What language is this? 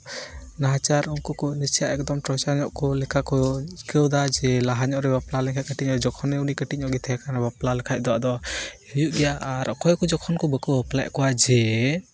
Santali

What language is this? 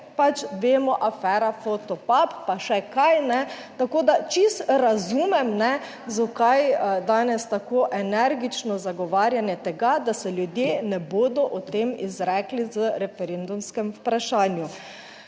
Slovenian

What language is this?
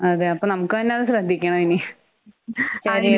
Malayalam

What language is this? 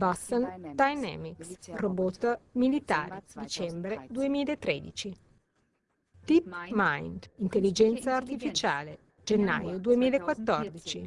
Italian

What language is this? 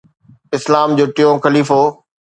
Sindhi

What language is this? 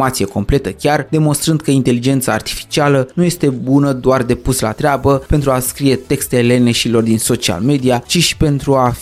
Romanian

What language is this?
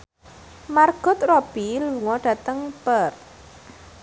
Javanese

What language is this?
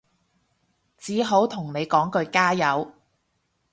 Cantonese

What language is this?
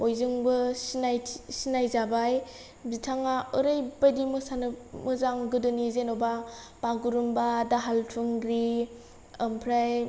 Bodo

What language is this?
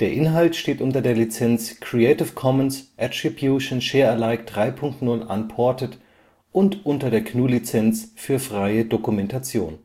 German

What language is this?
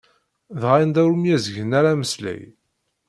Kabyle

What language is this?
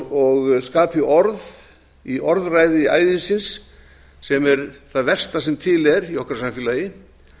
Icelandic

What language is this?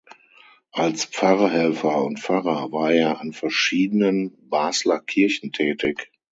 German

